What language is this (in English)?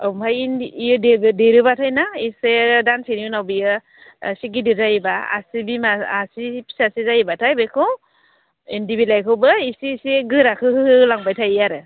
Bodo